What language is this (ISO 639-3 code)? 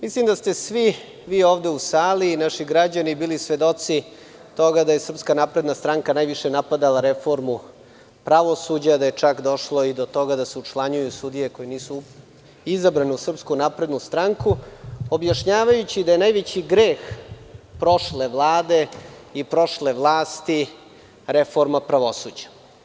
srp